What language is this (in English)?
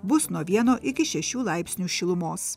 Lithuanian